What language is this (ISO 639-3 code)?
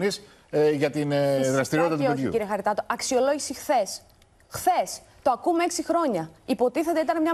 ell